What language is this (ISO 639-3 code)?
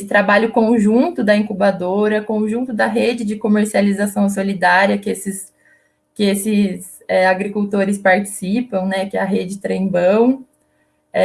por